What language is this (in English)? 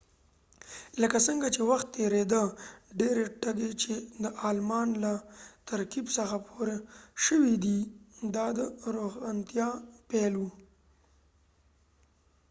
Pashto